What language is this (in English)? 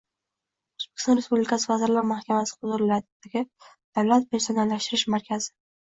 Uzbek